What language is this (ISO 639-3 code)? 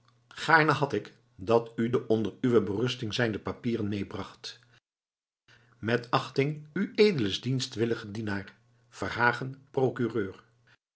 nld